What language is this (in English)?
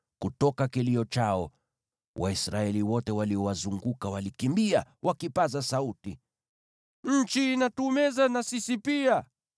Swahili